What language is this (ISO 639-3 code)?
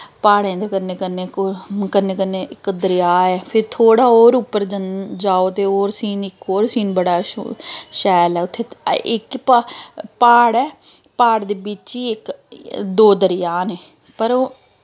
doi